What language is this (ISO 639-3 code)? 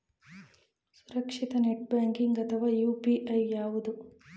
kan